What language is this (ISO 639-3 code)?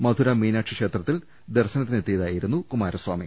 mal